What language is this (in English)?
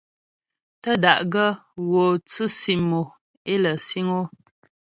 Ghomala